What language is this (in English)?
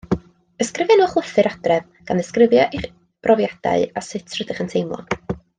Welsh